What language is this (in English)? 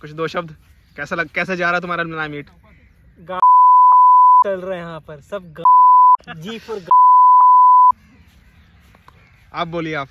Hindi